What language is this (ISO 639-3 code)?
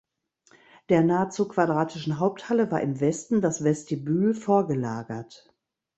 deu